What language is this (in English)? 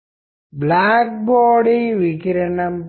Telugu